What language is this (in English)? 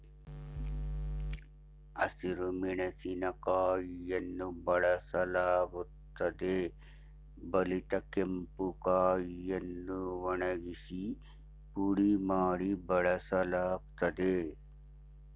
Kannada